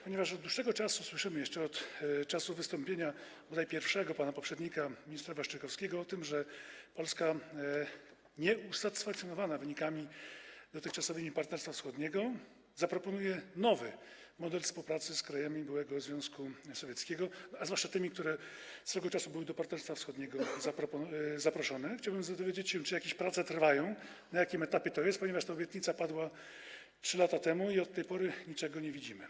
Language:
Polish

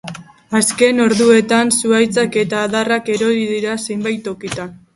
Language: Basque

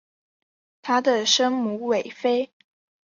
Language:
Chinese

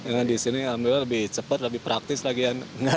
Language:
Indonesian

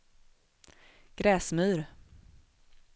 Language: Swedish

